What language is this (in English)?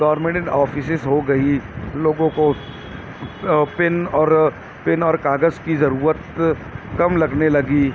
Urdu